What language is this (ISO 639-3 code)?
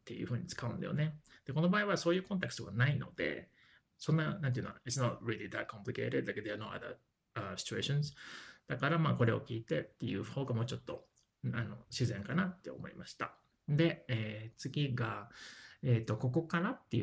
jpn